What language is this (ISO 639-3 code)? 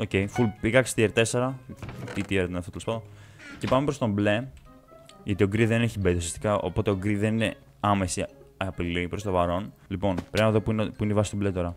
ell